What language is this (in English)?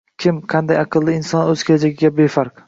Uzbek